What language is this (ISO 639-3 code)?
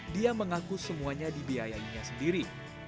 ind